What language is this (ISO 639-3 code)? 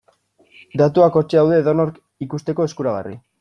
eus